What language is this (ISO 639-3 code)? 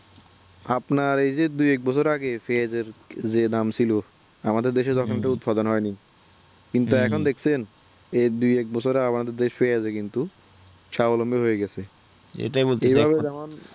ben